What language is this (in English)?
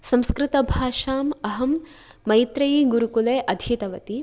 Sanskrit